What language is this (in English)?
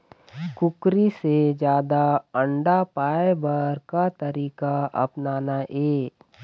Chhattisgarhi